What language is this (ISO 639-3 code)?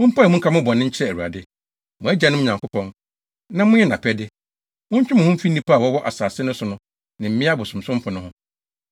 aka